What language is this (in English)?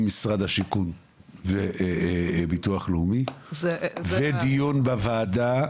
Hebrew